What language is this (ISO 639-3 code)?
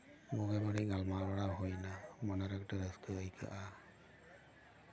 sat